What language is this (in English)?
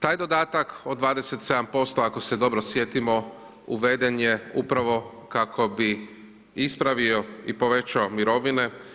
Croatian